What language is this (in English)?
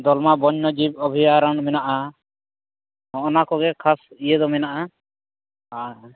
Santali